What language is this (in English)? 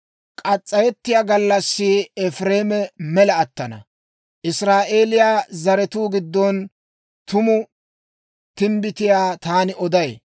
Dawro